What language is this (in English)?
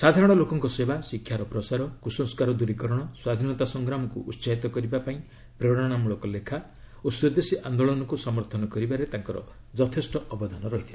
Odia